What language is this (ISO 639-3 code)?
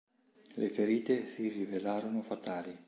ita